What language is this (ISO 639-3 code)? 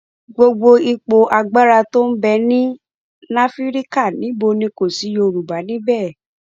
yor